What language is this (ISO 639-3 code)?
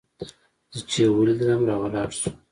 pus